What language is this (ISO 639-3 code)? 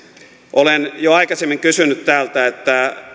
fin